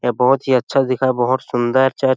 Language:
Chhattisgarhi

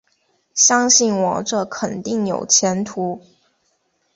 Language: Chinese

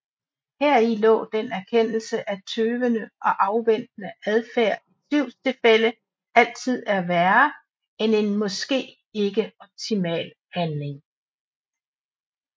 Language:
Danish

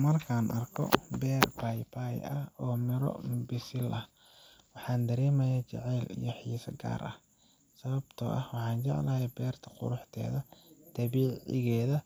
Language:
Somali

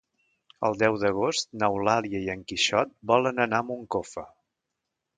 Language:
Catalan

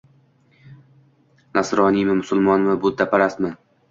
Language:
Uzbek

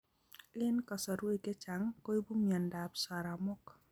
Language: Kalenjin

